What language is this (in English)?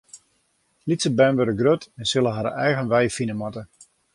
Western Frisian